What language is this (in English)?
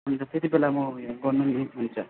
Nepali